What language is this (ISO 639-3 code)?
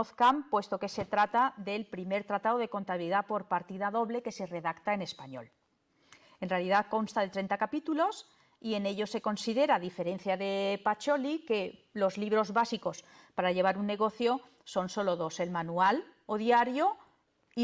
spa